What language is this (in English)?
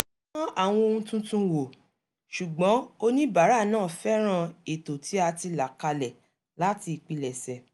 Yoruba